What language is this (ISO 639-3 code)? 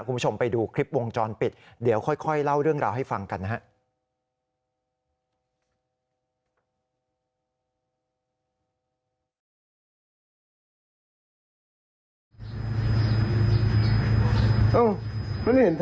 tha